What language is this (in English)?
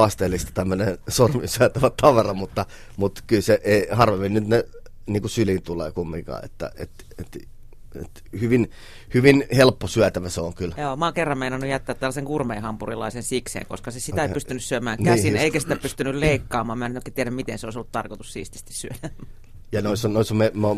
Finnish